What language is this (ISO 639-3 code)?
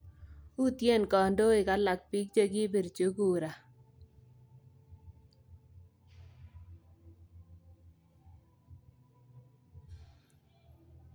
kln